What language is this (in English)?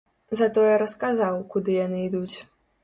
Belarusian